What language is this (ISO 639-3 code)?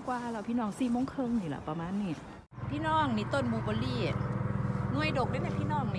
tha